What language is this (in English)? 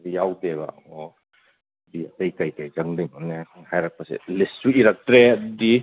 Manipuri